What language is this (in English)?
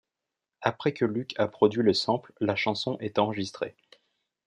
French